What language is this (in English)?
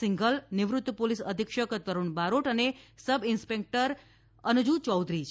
Gujarati